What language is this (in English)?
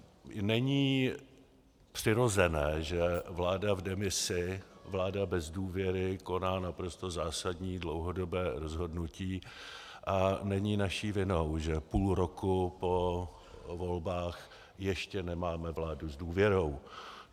Czech